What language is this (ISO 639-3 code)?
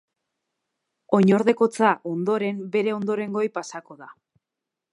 eus